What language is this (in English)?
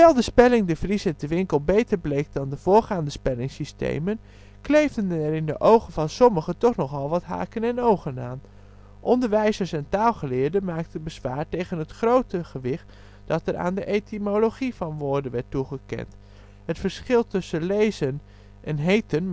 Dutch